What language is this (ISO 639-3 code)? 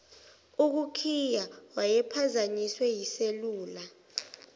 zul